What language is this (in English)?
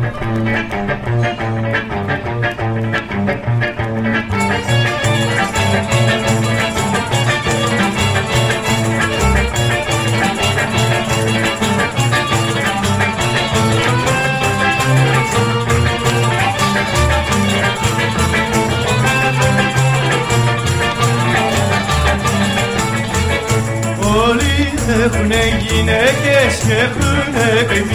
Arabic